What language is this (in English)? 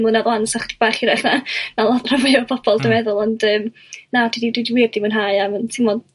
Welsh